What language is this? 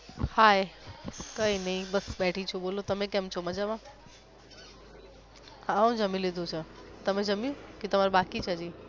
Gujarati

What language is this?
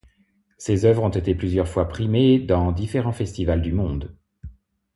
French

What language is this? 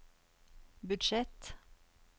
Norwegian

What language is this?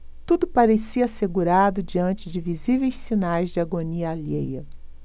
Portuguese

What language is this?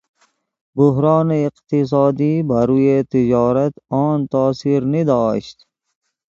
Persian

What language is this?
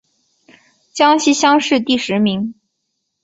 Chinese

